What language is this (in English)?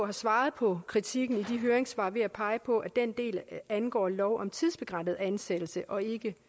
Danish